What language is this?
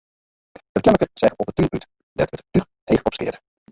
Western Frisian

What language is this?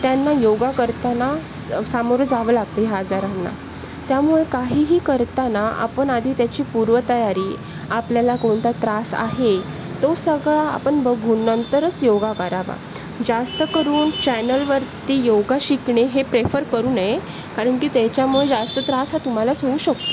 Marathi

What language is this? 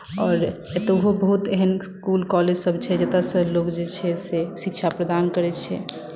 Maithili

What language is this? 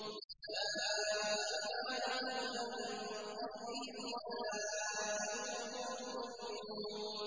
Arabic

